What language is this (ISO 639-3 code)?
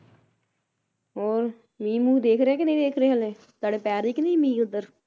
pan